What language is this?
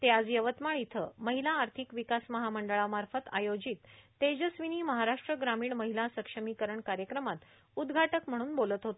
Marathi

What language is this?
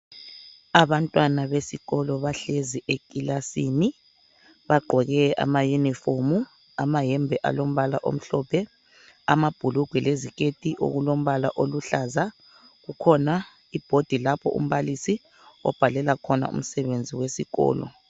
North Ndebele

